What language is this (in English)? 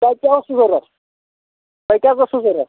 Kashmiri